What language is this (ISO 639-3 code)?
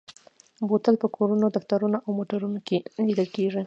pus